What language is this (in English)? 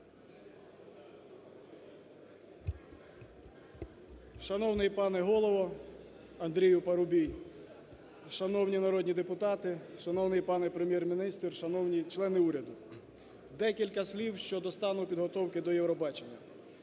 Ukrainian